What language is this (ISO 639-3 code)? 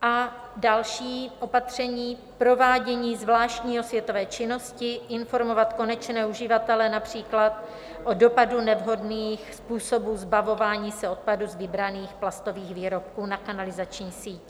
ces